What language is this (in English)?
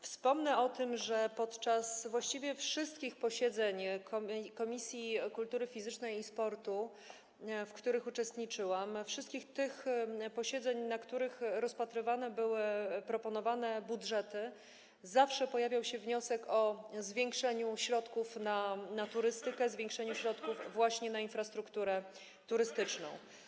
Polish